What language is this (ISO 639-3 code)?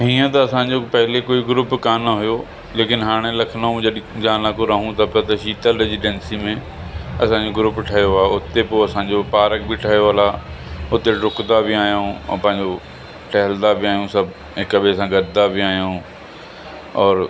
snd